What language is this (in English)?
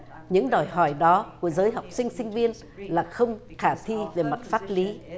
Vietnamese